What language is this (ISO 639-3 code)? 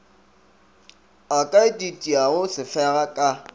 nso